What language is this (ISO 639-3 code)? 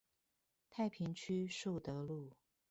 zho